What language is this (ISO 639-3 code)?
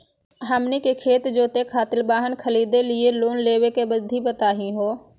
mag